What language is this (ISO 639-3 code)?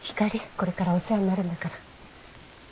jpn